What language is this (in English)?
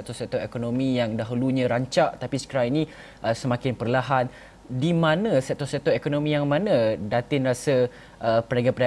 Malay